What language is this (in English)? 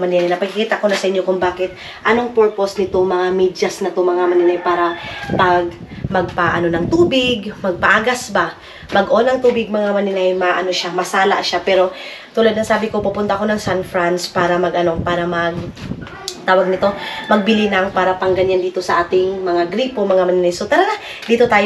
Filipino